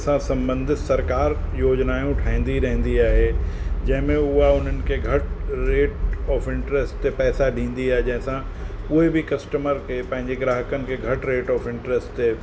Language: Sindhi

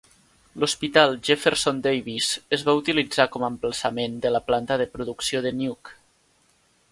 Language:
Catalan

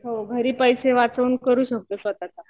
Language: Marathi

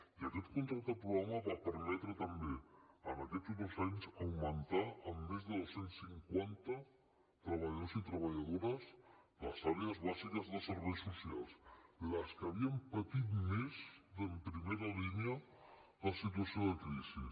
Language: Catalan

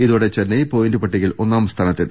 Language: Malayalam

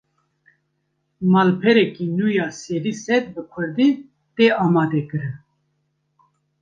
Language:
Kurdish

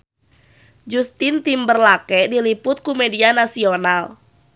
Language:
Sundanese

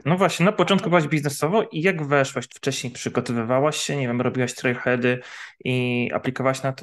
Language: Polish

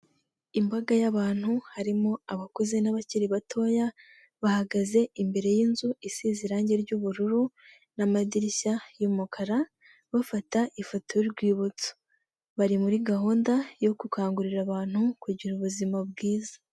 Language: Kinyarwanda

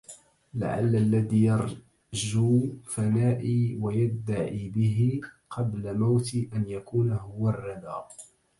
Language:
Arabic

